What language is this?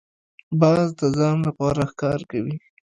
Pashto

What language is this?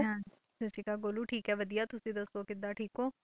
Punjabi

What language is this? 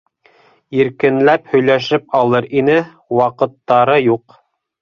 Bashkir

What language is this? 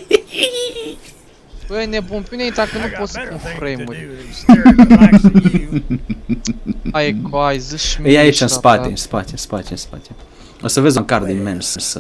Romanian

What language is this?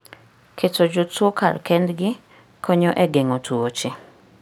Luo (Kenya and Tanzania)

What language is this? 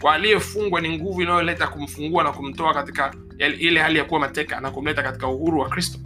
Swahili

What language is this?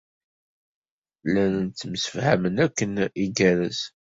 Kabyle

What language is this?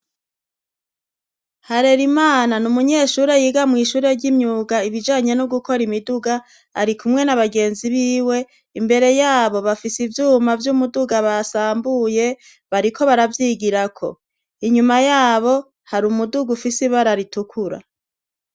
Rundi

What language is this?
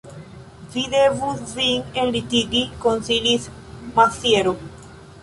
Esperanto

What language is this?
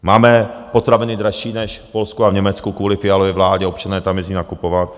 Czech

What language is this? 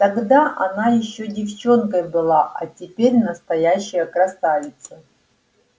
Russian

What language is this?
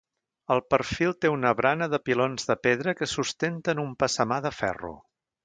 Catalan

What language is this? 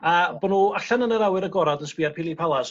Welsh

